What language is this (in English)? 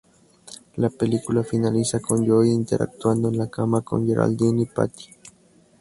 Spanish